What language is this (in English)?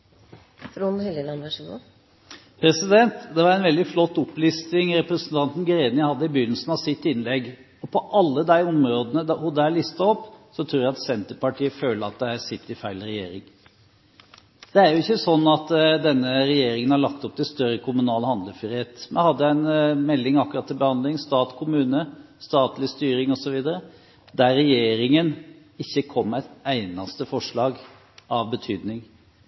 Norwegian Bokmål